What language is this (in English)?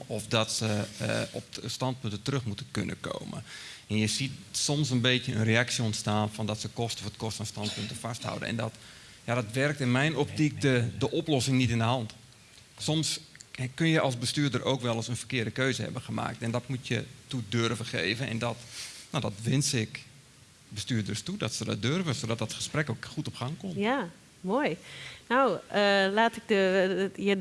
Dutch